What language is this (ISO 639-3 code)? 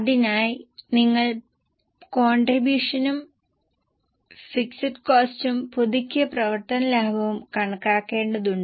mal